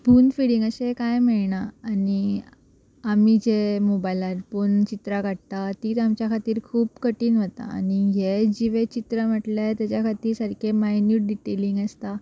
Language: Konkani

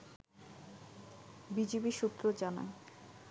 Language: Bangla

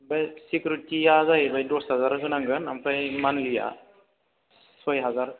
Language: Bodo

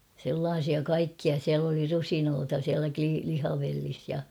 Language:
Finnish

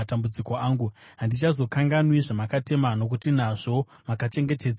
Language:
Shona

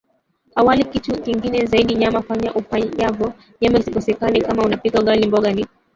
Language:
Swahili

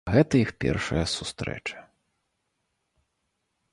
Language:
Belarusian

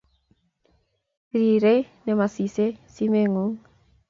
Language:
Kalenjin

